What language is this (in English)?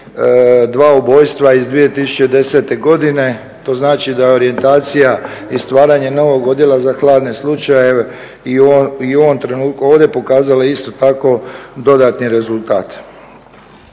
Croatian